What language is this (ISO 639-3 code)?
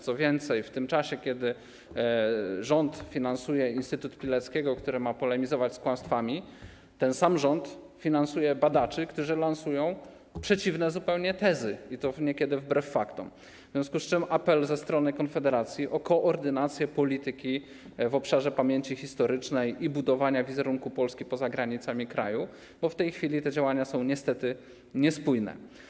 pol